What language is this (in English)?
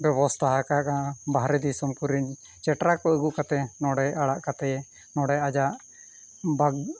Santali